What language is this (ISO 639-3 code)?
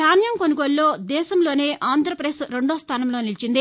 tel